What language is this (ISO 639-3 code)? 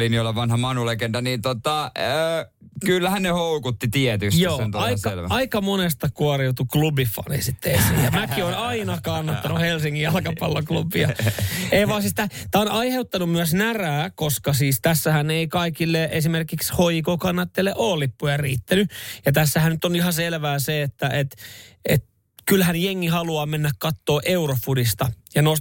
fin